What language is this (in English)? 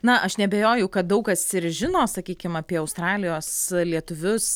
Lithuanian